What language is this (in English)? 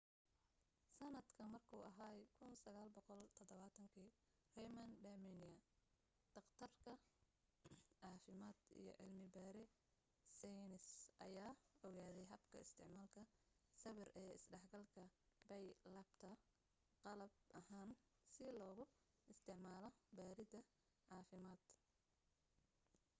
Somali